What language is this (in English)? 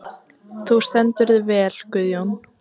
Icelandic